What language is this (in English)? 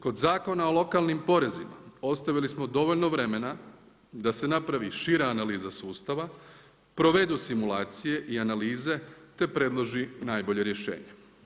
Croatian